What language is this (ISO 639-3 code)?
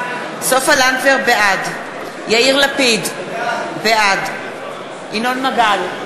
heb